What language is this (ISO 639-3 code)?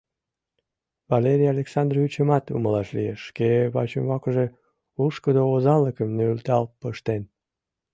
chm